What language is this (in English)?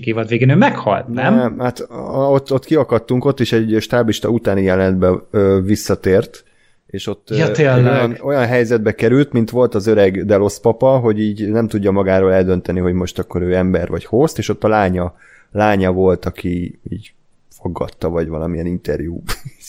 Hungarian